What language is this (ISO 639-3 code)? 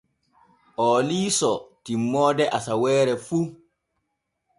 fue